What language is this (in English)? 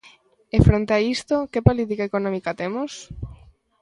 Galician